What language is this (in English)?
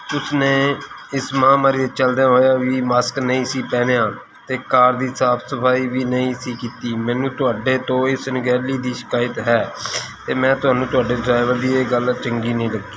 Punjabi